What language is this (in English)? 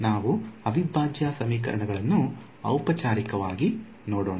Kannada